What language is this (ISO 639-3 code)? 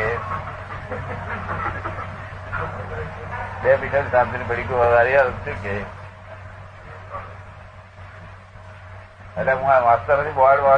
guj